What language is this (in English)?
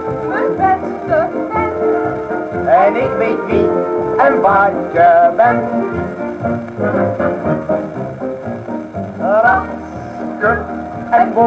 Dutch